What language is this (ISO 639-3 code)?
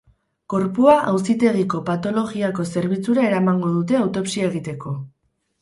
eus